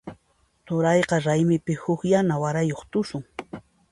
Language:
Puno Quechua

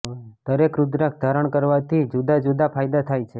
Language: Gujarati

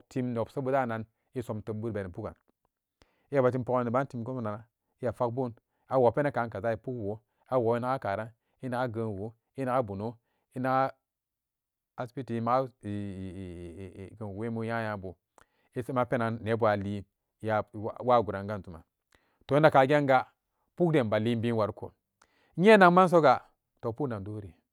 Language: Samba Daka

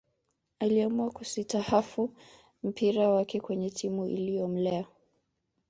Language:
Swahili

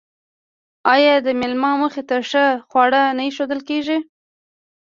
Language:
Pashto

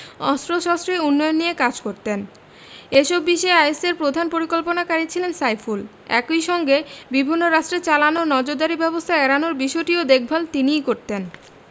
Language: Bangla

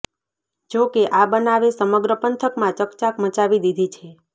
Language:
Gujarati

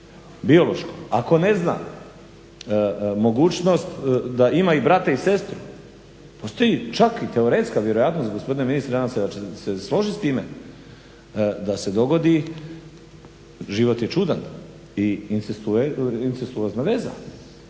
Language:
Croatian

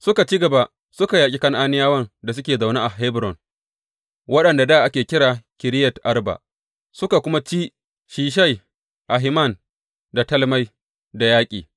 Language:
Hausa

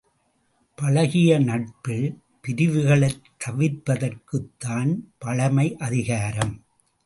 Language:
Tamil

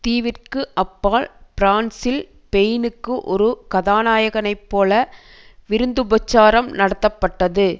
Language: Tamil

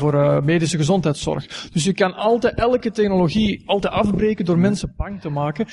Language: Dutch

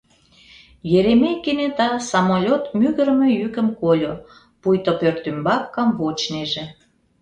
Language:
Mari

